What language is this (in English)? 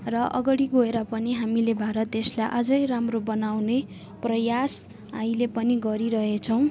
Nepali